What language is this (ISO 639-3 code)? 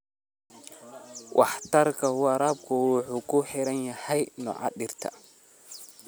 som